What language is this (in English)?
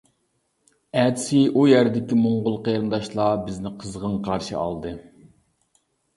Uyghur